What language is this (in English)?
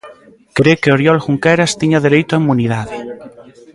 Galician